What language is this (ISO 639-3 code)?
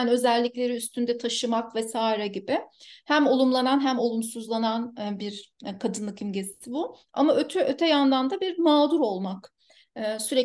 tur